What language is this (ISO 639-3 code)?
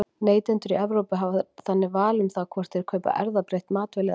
isl